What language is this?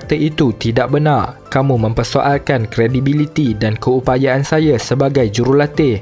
Malay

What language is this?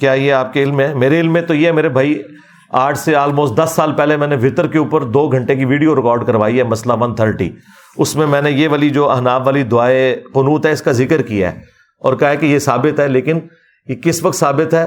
Urdu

